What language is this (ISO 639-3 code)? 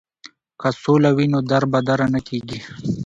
pus